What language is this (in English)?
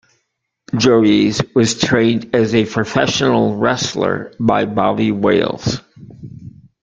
English